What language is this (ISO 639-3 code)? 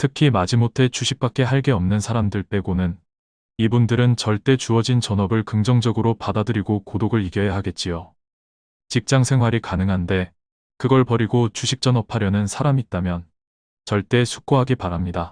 kor